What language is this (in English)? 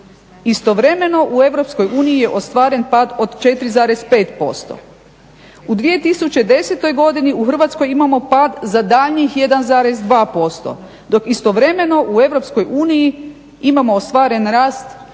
Croatian